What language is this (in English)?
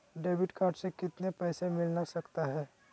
Magahi